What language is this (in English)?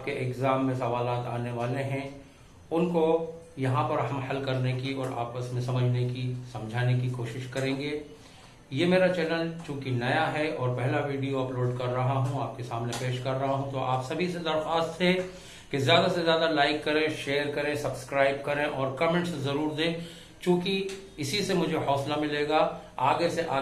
Urdu